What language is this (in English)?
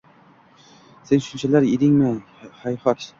Uzbek